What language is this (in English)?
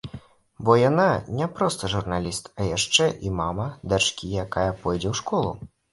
Belarusian